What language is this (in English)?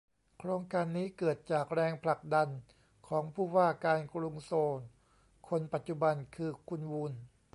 Thai